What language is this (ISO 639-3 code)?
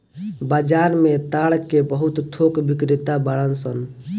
bho